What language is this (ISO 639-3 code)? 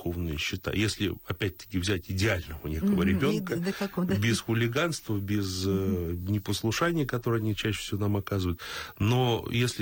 rus